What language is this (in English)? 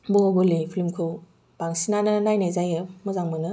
Bodo